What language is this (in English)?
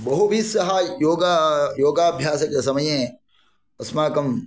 Sanskrit